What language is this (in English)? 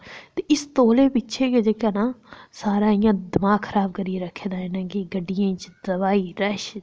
Dogri